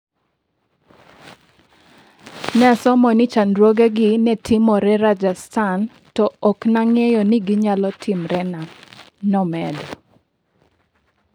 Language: Luo (Kenya and Tanzania)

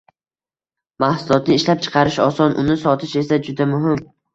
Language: Uzbek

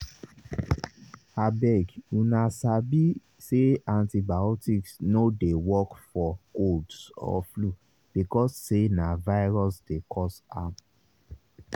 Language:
Nigerian Pidgin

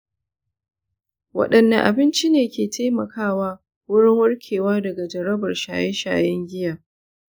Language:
Hausa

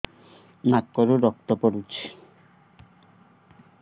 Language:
Odia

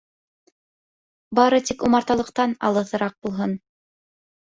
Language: Bashkir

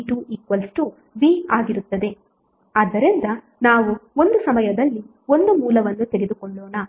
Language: Kannada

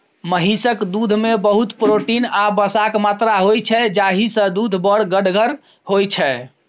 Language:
Maithili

